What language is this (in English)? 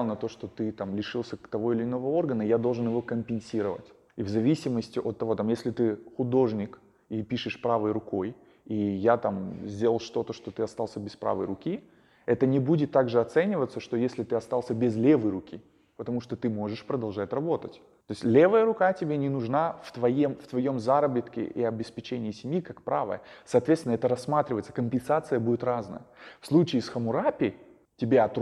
Russian